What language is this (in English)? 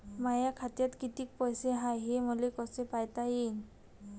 Marathi